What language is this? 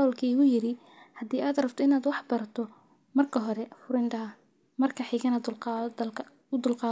Somali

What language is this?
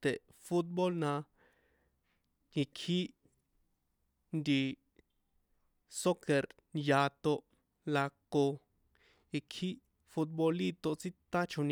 San Juan Atzingo Popoloca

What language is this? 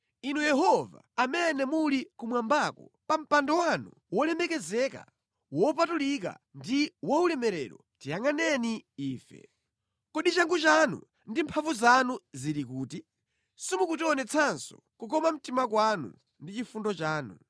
Nyanja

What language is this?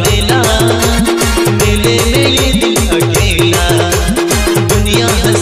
Arabic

